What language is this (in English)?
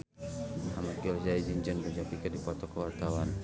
Sundanese